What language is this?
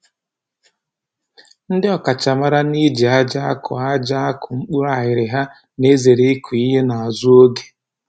Igbo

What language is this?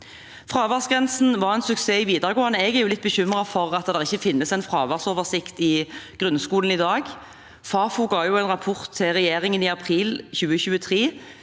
Norwegian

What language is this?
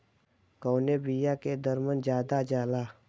Bhojpuri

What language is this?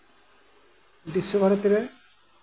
Santali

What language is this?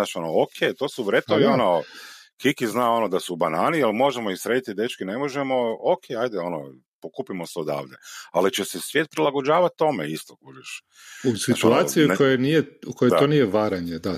Croatian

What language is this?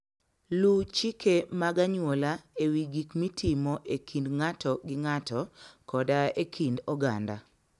Luo (Kenya and Tanzania)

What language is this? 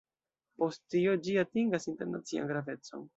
Esperanto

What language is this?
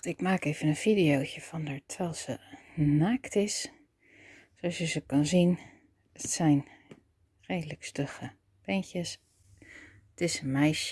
Dutch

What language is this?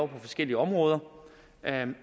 Danish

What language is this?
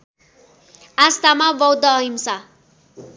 Nepali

